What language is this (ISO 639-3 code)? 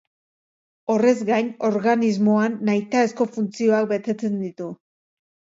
eus